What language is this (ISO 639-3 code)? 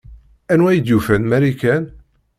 kab